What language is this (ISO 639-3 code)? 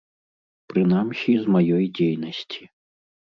bel